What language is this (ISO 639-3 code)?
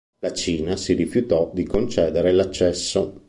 ita